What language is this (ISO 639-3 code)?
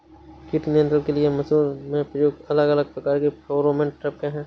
hin